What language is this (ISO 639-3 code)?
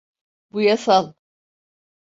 tur